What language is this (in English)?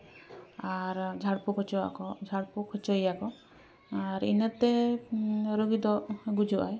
Santali